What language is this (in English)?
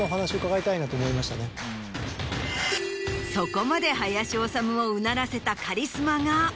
Japanese